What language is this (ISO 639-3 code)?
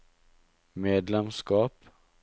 nor